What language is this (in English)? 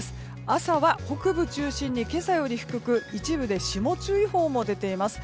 Japanese